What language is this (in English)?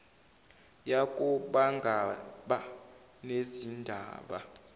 Zulu